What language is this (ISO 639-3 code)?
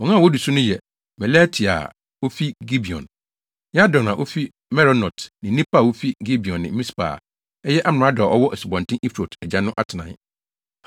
aka